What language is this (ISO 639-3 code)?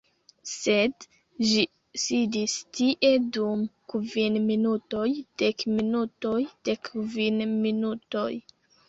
epo